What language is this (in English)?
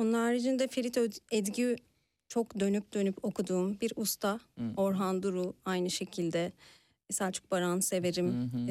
Turkish